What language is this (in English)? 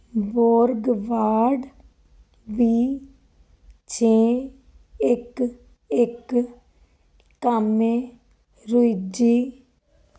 Punjabi